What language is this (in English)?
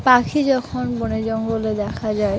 Bangla